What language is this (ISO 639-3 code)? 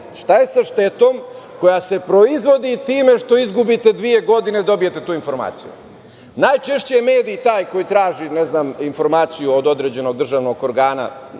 srp